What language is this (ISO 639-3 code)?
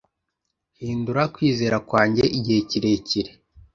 kin